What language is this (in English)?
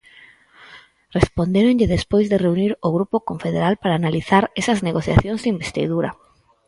Galician